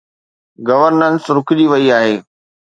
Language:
Sindhi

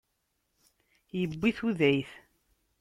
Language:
Kabyle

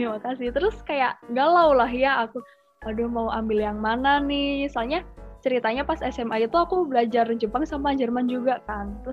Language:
Indonesian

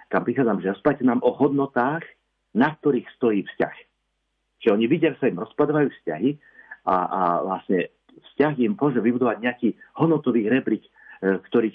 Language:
Slovak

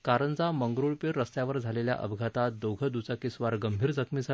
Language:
Marathi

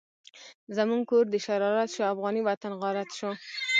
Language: Pashto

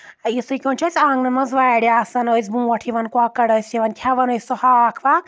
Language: Kashmiri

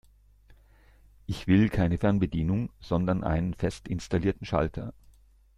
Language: German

